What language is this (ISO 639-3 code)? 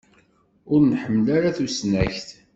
kab